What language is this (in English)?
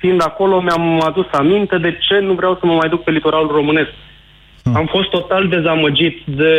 Romanian